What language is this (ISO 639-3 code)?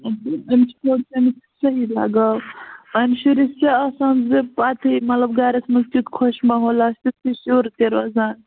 kas